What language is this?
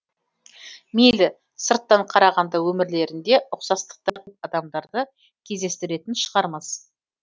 Kazakh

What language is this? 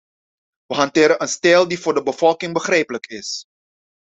Dutch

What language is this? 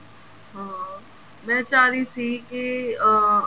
Punjabi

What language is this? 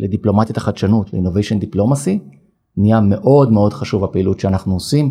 Hebrew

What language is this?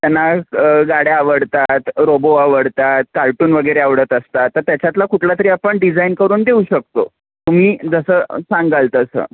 Marathi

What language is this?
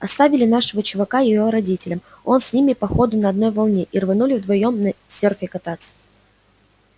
Russian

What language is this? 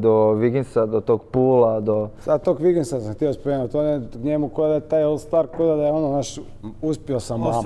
Croatian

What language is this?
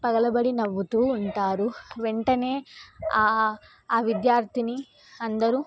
Telugu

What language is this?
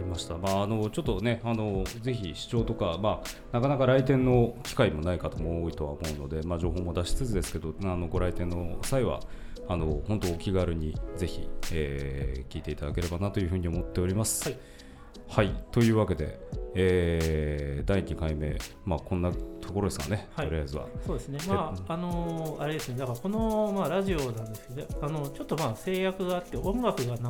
Japanese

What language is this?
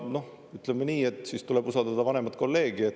Estonian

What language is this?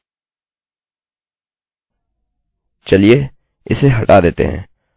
Hindi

